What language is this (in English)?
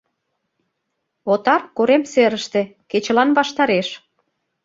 Mari